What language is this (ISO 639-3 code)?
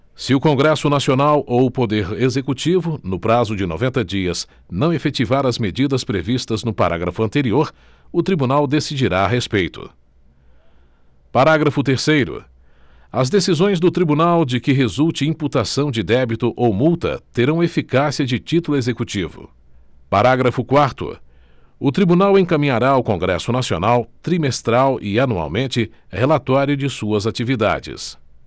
por